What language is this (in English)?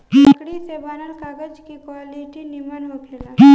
Bhojpuri